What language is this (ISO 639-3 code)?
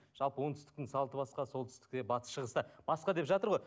kaz